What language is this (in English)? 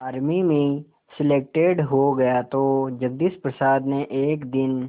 Hindi